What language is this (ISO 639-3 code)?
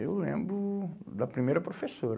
por